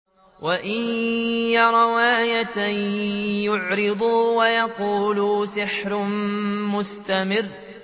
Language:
Arabic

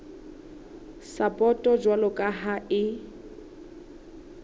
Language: Southern Sotho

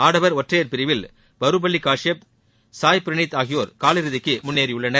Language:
Tamil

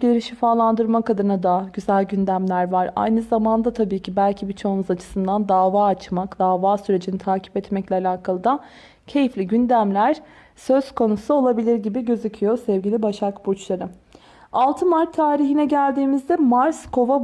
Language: Turkish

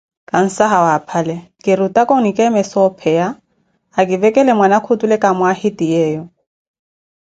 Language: Koti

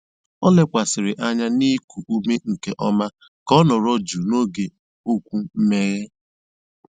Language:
Igbo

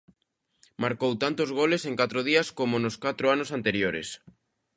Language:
Galician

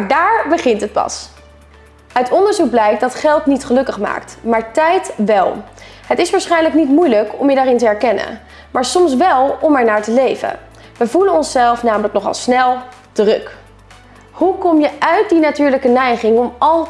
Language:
Dutch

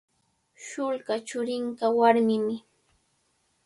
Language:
Cajatambo North Lima Quechua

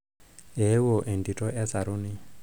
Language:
Masai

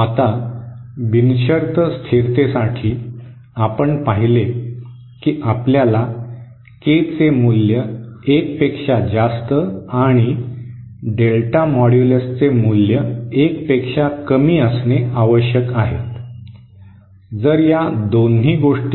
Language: Marathi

